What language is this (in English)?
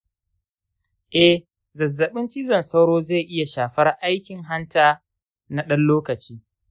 Hausa